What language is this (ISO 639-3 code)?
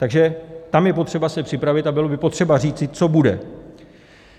ces